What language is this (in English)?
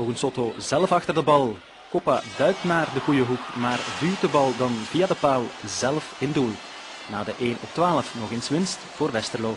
Dutch